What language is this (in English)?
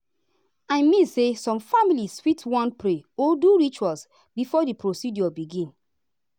Nigerian Pidgin